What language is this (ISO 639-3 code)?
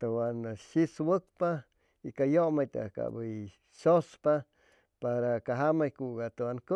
zoh